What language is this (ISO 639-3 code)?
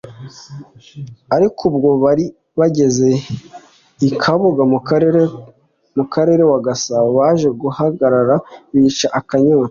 kin